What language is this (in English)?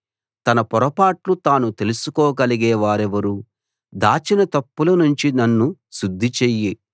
Telugu